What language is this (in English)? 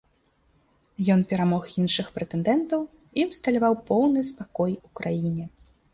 Belarusian